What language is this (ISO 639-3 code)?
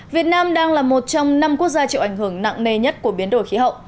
vie